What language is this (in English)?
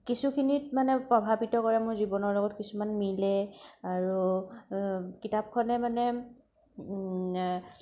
Assamese